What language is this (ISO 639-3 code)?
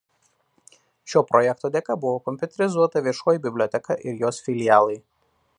lit